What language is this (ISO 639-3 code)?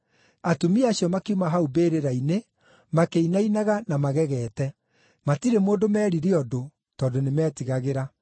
kik